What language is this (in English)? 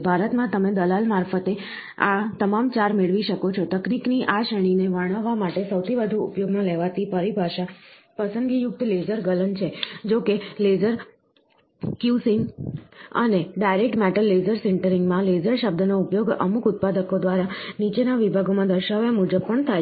Gujarati